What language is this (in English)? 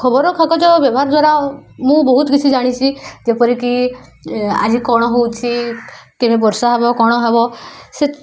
Odia